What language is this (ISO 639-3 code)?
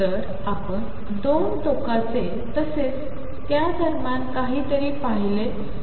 mar